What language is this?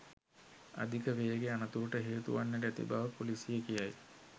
Sinhala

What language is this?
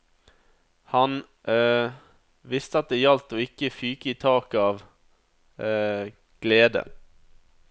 Norwegian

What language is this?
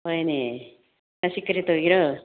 Manipuri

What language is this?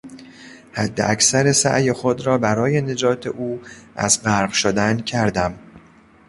Persian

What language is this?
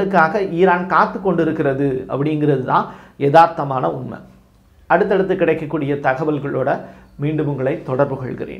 Tamil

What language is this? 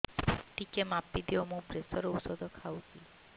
Odia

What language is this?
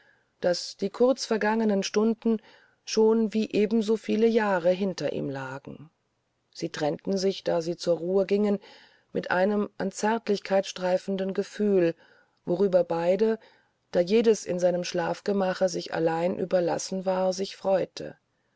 German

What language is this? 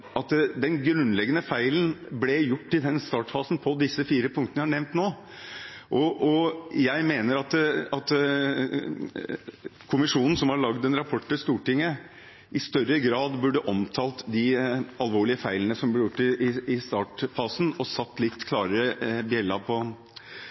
Norwegian Bokmål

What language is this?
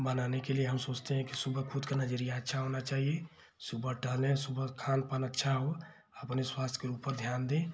Hindi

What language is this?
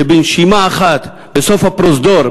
Hebrew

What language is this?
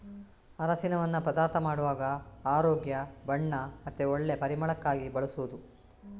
Kannada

